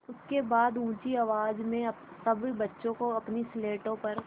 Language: Hindi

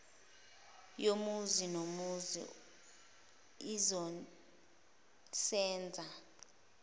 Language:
Zulu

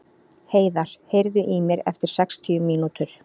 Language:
Icelandic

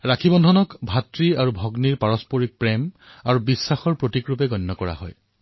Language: Assamese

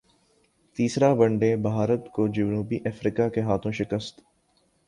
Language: Urdu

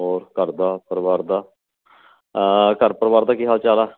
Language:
Punjabi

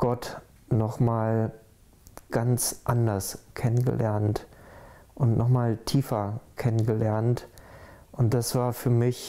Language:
German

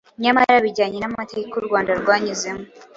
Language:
Kinyarwanda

